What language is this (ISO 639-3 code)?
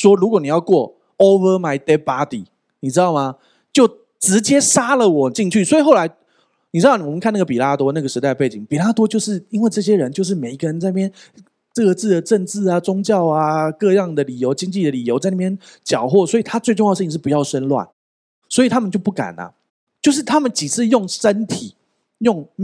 zho